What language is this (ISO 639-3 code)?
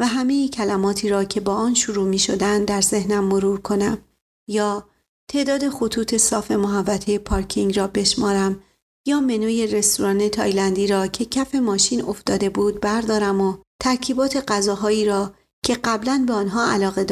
fas